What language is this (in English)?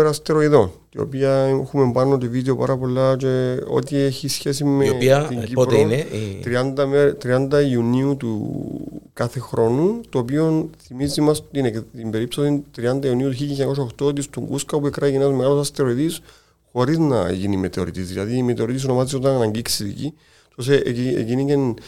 Greek